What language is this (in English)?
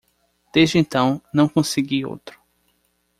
Portuguese